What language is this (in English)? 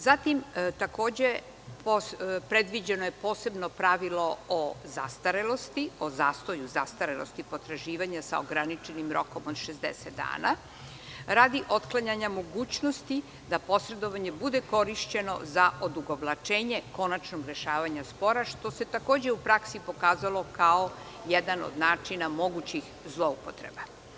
Serbian